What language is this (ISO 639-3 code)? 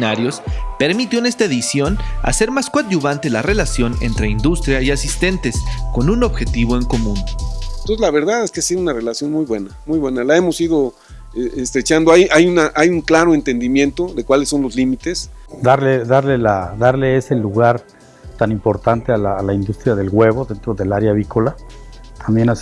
spa